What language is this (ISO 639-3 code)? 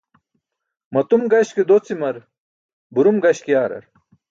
bsk